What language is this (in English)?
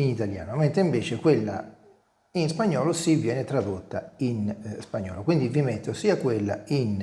Italian